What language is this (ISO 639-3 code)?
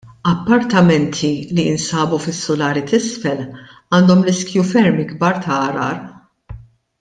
mlt